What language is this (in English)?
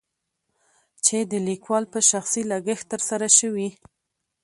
Pashto